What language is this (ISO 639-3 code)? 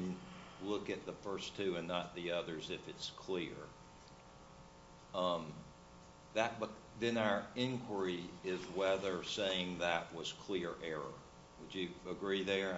eng